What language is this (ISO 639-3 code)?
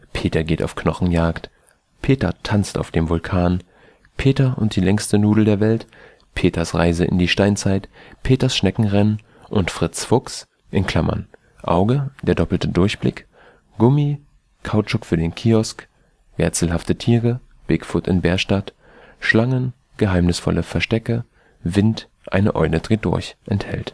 deu